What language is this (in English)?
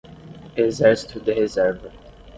Portuguese